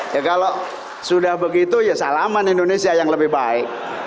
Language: Indonesian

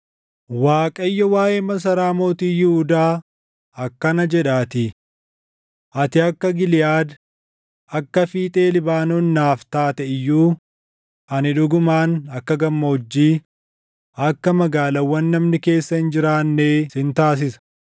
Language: Oromo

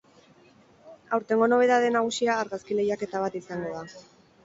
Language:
Basque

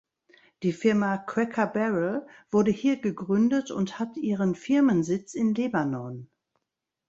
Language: German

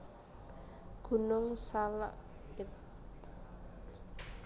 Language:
Javanese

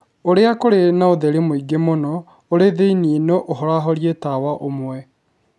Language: Kikuyu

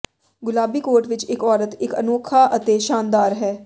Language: Punjabi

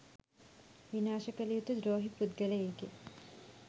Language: Sinhala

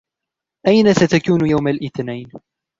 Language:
Arabic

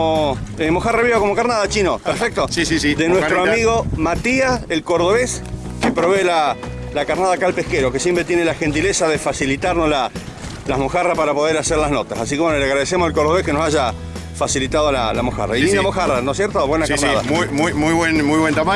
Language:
Spanish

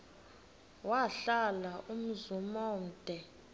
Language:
Xhosa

